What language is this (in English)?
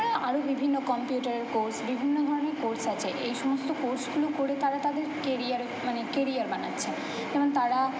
Bangla